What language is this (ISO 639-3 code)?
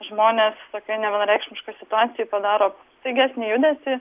lit